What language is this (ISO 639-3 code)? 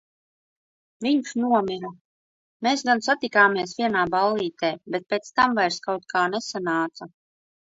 lav